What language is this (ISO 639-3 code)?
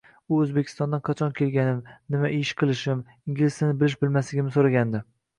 uzb